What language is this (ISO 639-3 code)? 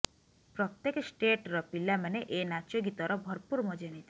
ori